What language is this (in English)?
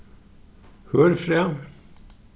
Faroese